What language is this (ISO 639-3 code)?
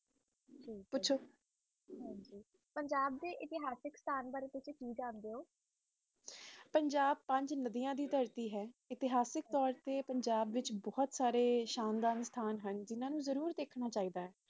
pan